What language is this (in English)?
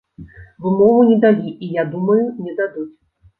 Belarusian